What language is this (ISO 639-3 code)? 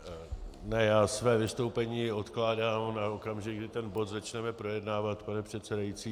ces